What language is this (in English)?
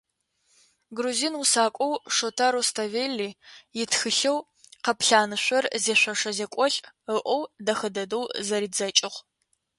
Adyghe